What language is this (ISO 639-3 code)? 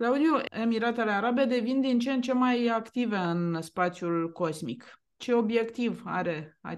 ron